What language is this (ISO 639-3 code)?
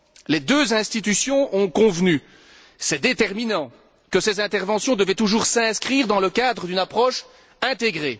fra